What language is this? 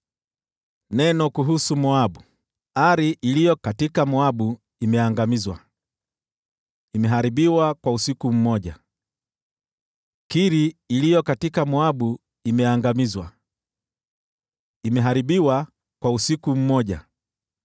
Swahili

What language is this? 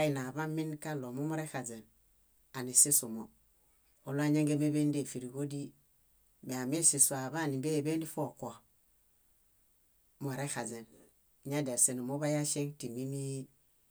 Bayot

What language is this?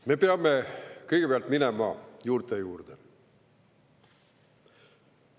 Estonian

